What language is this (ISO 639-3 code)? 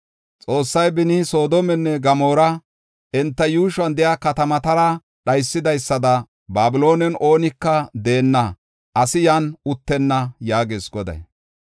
gof